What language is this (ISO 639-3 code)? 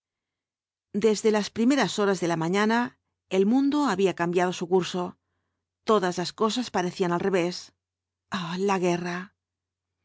spa